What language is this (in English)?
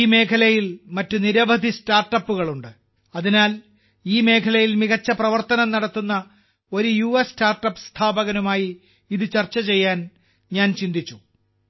Malayalam